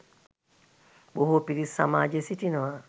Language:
Sinhala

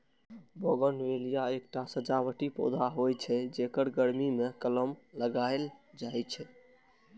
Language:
Maithili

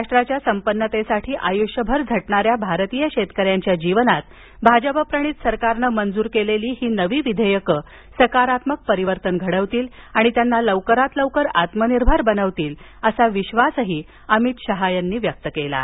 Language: Marathi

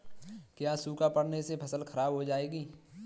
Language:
Hindi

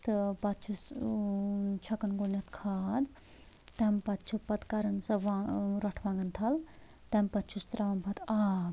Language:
Kashmiri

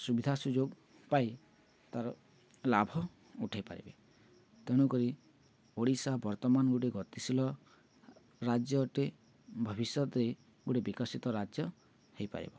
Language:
Odia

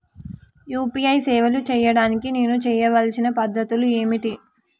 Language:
Telugu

